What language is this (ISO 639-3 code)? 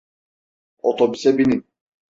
tur